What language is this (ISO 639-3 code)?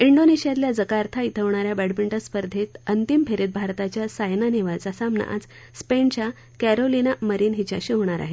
mar